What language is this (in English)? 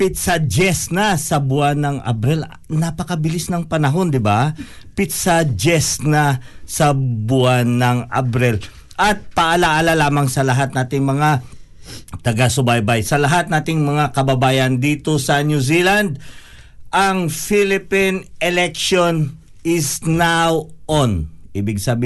Filipino